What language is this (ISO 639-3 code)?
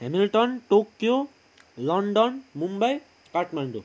nep